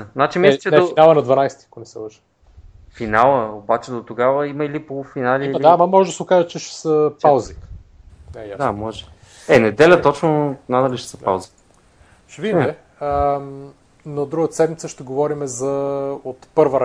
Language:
Bulgarian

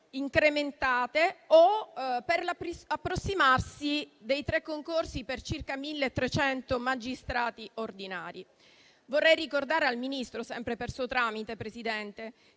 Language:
Italian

